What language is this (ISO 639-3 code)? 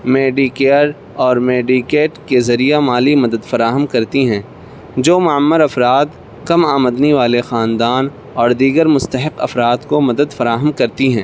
urd